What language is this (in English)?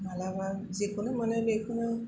Bodo